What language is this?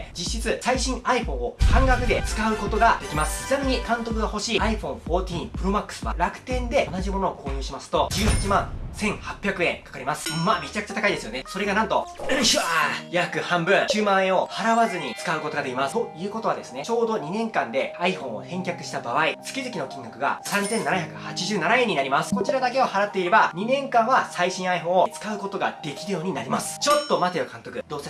Japanese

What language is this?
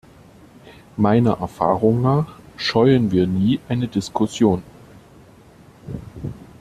German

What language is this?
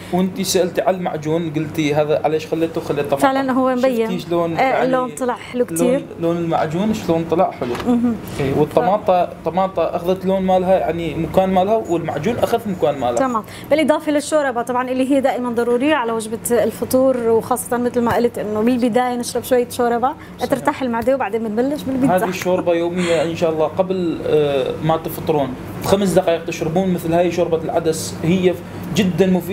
Arabic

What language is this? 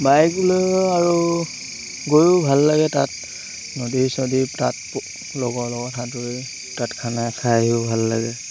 Assamese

